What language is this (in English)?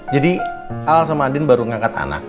Indonesian